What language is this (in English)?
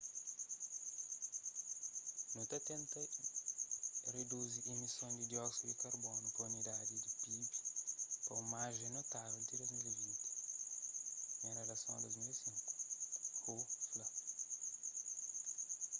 Kabuverdianu